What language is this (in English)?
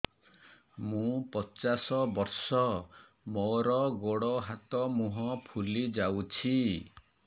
Odia